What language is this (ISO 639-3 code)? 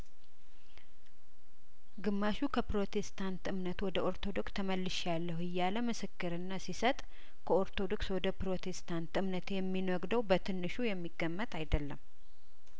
amh